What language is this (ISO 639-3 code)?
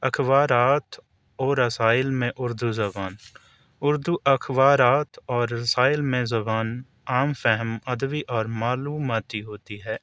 urd